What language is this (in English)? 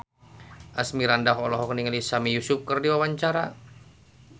Sundanese